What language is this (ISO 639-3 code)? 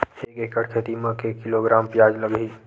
hne